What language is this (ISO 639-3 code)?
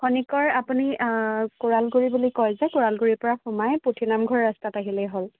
asm